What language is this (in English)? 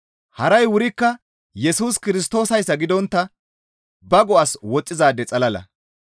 Gamo